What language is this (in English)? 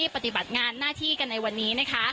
Thai